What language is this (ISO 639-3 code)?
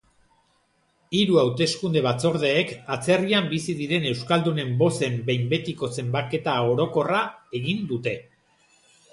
eus